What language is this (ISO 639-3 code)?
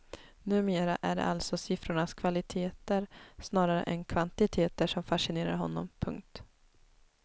swe